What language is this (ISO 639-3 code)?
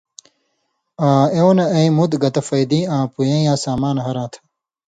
mvy